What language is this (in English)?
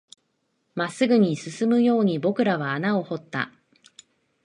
Japanese